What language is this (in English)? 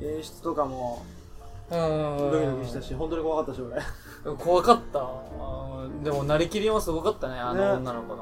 Japanese